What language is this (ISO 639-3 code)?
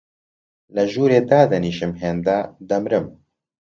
ckb